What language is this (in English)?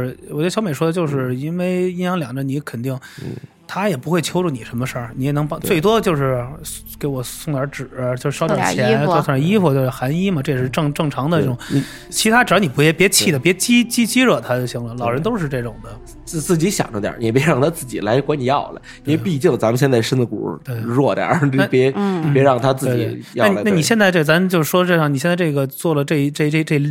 Chinese